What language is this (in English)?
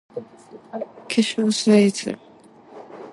Japanese